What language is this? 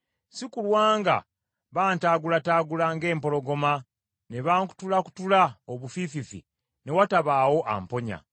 Ganda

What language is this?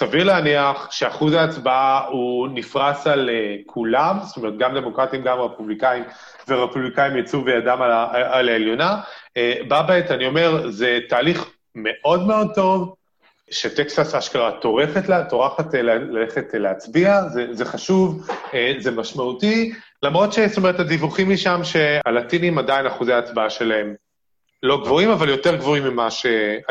Hebrew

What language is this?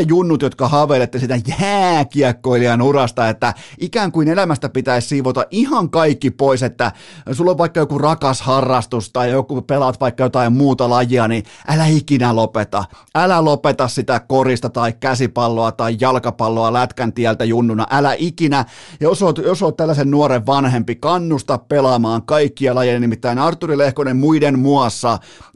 Finnish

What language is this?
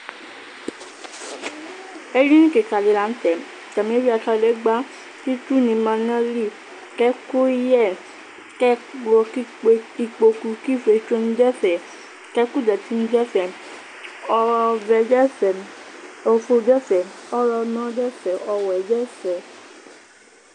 Ikposo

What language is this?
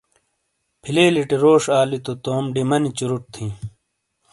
Shina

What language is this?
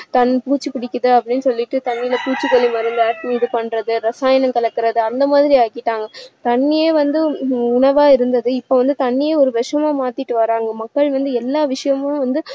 Tamil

